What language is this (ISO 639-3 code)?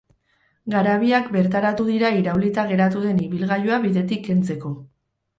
eus